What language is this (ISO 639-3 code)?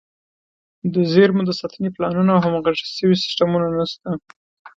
pus